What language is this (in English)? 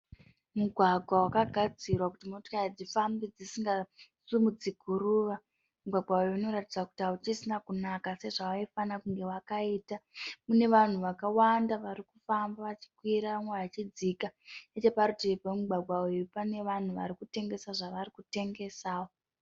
Shona